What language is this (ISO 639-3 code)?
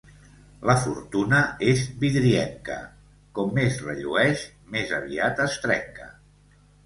cat